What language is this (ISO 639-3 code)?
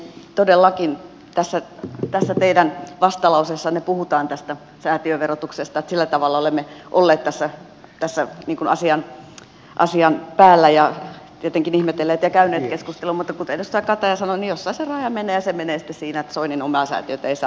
fin